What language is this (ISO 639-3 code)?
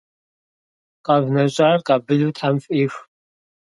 kbd